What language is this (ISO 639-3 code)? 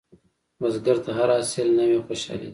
pus